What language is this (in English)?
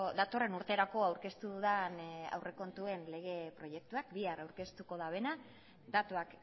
Basque